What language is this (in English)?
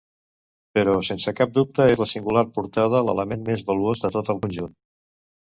Catalan